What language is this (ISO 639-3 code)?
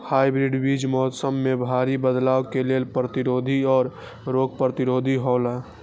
mai